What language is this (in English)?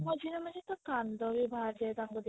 Odia